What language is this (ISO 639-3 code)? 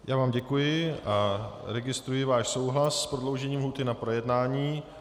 ces